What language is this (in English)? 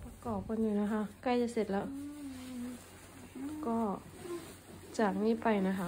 Thai